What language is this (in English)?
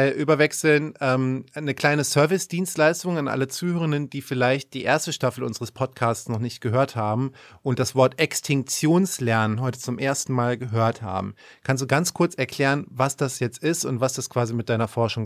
German